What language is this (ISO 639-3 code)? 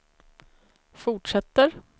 swe